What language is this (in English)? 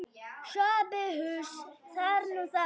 Icelandic